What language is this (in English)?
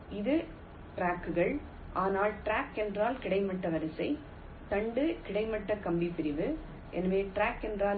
Tamil